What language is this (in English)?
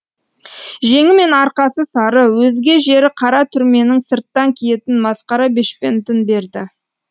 Kazakh